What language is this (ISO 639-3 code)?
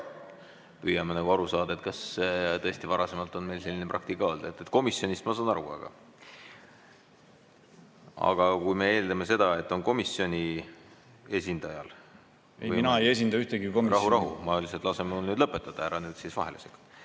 est